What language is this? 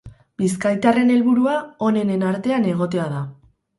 Basque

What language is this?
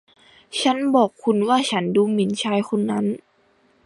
Thai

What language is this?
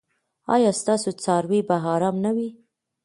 Pashto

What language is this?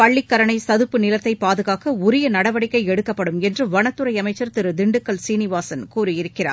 Tamil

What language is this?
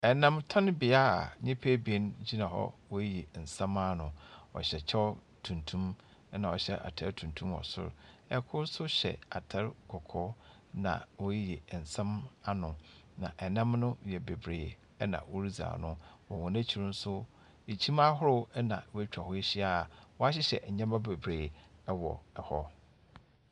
Akan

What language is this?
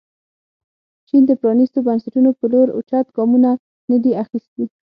Pashto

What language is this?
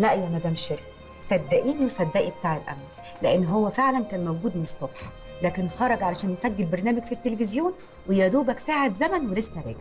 Arabic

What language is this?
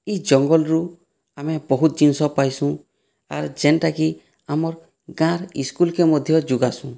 Odia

